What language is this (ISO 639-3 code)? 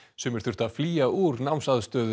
isl